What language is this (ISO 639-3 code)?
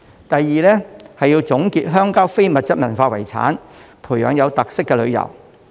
yue